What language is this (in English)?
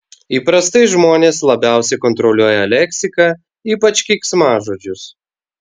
Lithuanian